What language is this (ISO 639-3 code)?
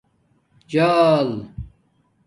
dmk